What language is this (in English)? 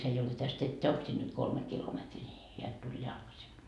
Finnish